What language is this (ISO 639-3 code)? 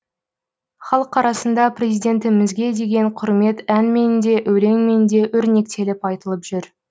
kaz